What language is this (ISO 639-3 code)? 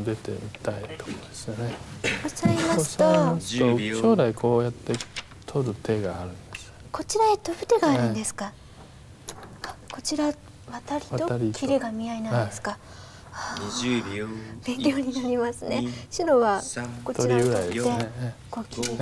jpn